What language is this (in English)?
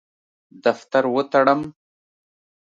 Pashto